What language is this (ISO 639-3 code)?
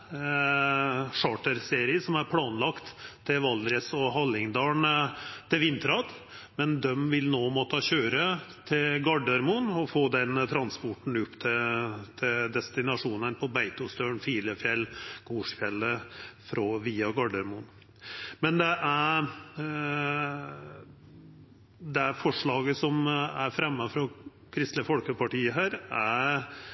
nno